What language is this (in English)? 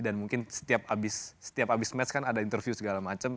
Indonesian